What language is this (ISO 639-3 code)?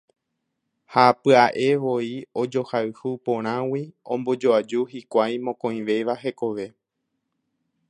grn